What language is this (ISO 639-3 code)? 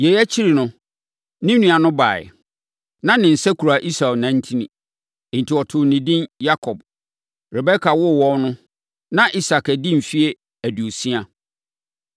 aka